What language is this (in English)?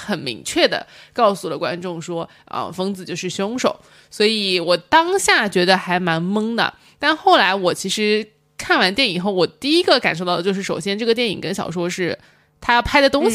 Chinese